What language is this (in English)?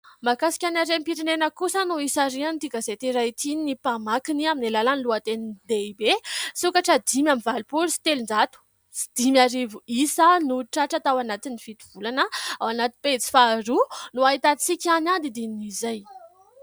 Malagasy